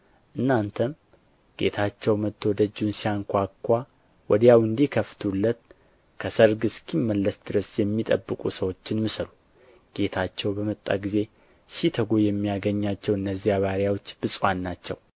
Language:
Amharic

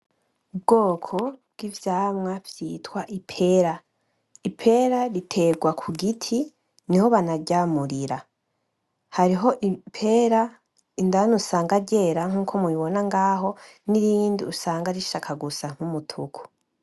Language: Rundi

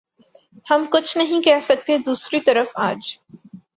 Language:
Urdu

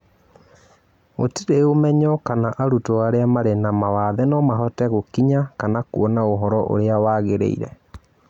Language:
Kikuyu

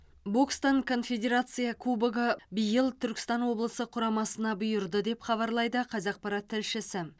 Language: Kazakh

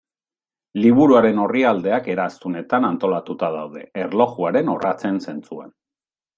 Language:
Basque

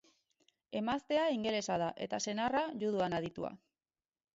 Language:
Basque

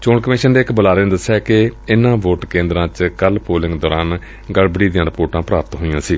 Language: Punjabi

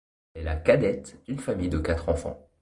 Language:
French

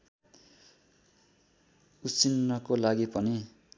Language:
Nepali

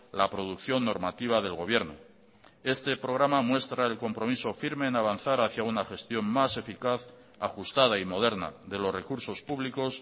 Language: Spanish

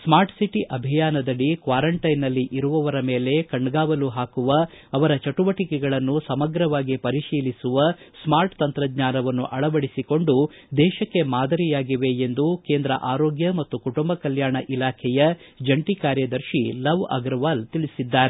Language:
Kannada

